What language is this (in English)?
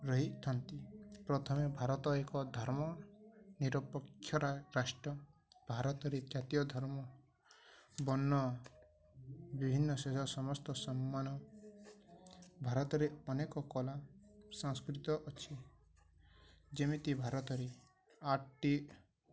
Odia